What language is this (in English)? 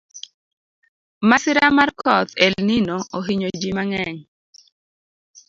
Luo (Kenya and Tanzania)